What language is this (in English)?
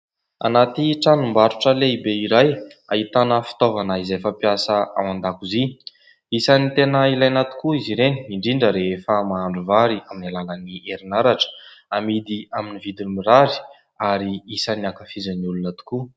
Malagasy